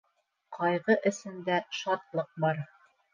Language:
Bashkir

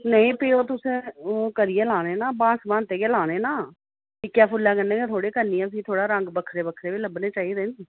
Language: Dogri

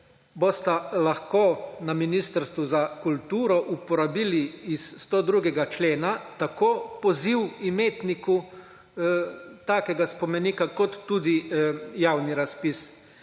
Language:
Slovenian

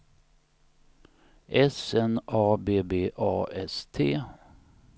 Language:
Swedish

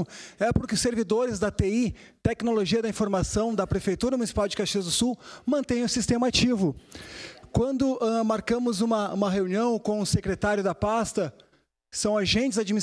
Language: Portuguese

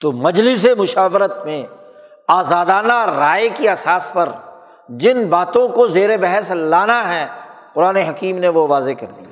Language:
Urdu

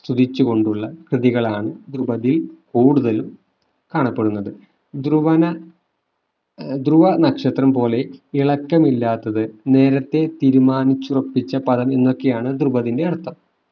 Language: Malayalam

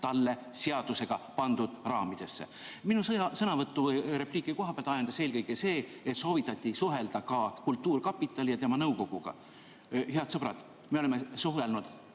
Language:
Estonian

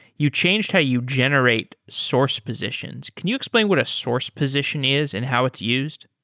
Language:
English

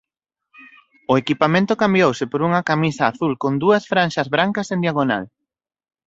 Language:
Galician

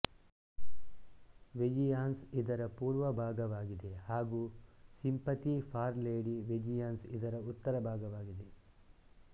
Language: Kannada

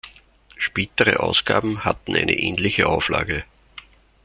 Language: German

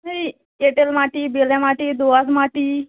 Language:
Bangla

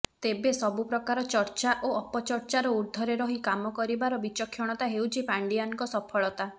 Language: Odia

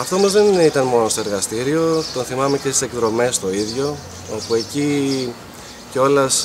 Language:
Greek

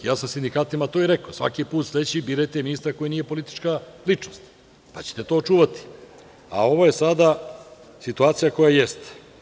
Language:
Serbian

